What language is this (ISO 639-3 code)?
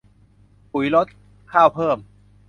tha